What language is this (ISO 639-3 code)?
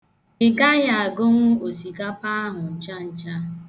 ibo